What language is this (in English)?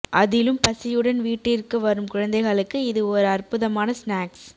Tamil